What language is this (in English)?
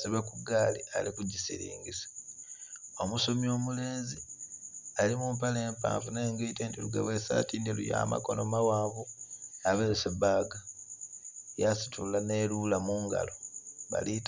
Soga